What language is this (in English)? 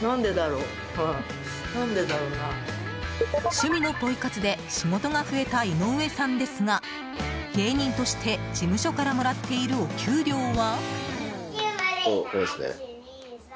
Japanese